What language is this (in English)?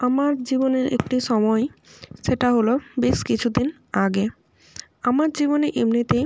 Bangla